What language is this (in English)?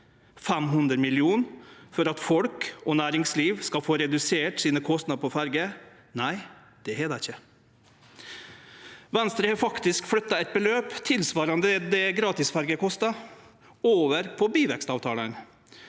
Norwegian